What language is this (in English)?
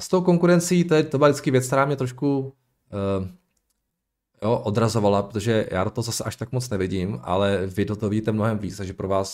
Czech